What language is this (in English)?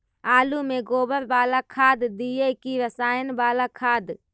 Magahi